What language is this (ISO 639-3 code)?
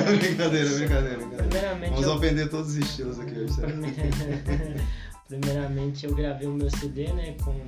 por